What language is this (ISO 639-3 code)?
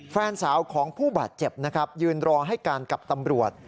tha